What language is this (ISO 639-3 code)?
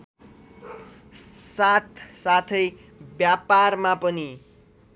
nep